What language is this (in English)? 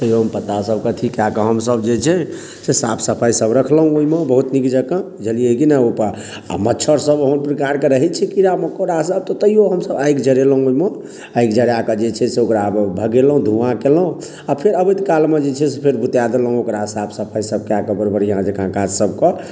Maithili